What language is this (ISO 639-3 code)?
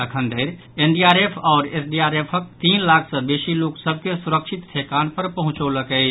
mai